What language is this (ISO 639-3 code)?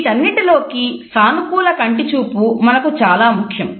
tel